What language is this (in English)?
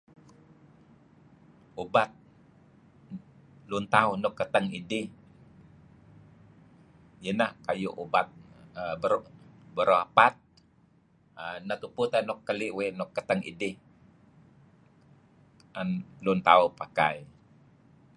Kelabit